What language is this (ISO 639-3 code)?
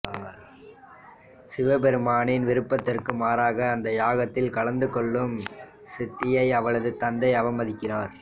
tam